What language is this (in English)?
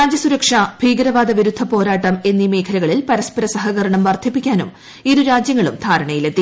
Malayalam